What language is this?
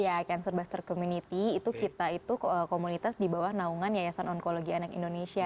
Indonesian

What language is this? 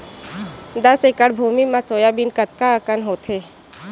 Chhattisgarhi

